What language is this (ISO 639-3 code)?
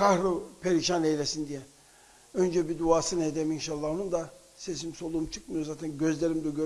tur